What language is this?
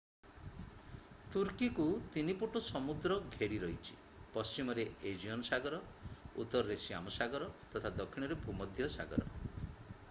Odia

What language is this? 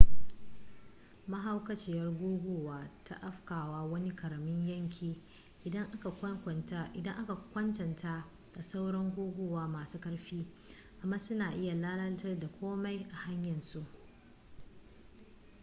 Hausa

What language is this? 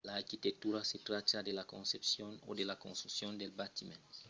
Occitan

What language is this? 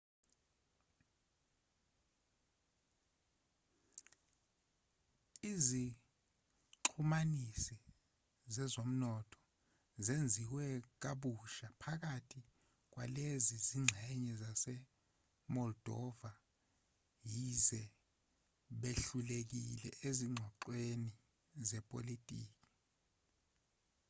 Zulu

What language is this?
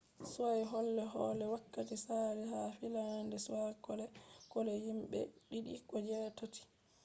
Fula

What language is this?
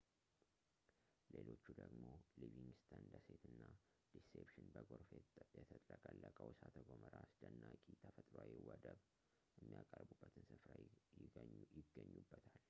Amharic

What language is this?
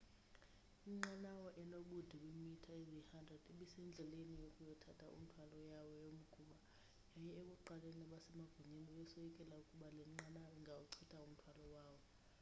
Xhosa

